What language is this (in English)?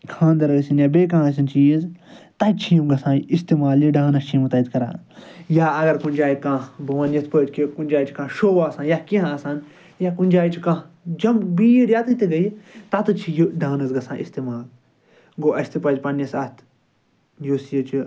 Kashmiri